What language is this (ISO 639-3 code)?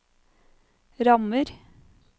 nor